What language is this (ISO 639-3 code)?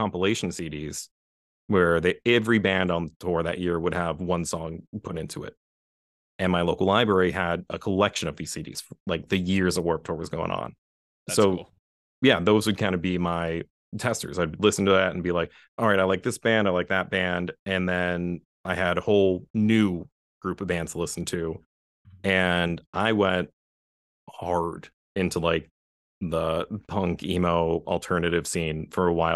eng